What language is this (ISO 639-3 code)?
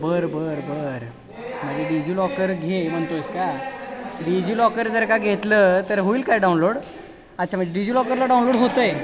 mar